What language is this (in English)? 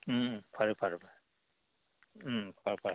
Manipuri